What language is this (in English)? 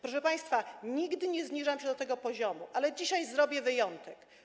Polish